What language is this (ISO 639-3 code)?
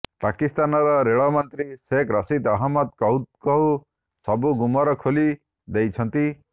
ori